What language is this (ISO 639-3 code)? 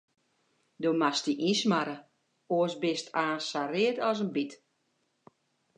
fry